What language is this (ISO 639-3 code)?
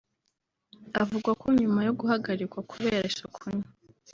kin